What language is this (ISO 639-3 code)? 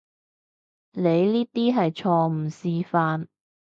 yue